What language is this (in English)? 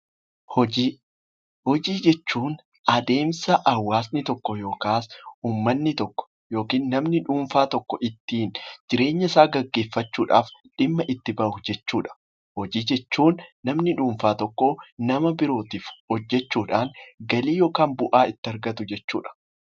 Oromo